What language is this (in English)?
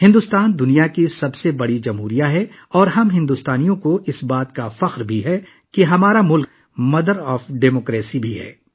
Urdu